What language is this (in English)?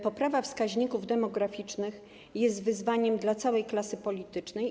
Polish